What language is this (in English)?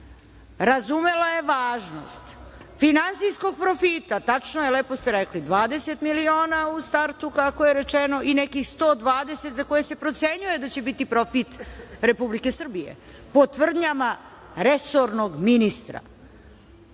Serbian